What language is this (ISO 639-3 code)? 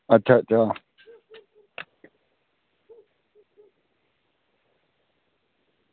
doi